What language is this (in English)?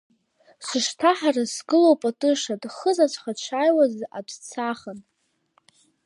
Abkhazian